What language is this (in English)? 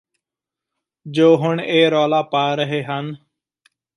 Punjabi